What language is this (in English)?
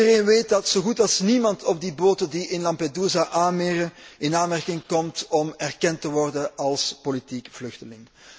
Dutch